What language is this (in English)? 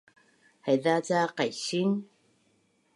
Bunun